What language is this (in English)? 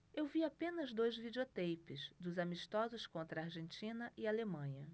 Portuguese